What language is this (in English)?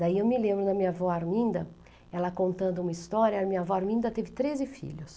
Portuguese